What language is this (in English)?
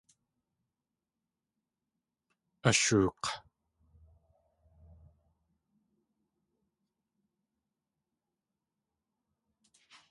Tlingit